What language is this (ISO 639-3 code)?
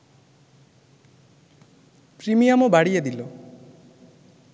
ben